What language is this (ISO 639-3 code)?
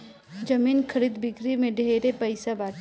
bho